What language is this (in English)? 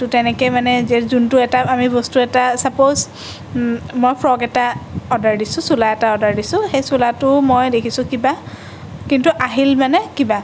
Assamese